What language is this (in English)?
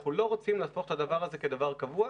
Hebrew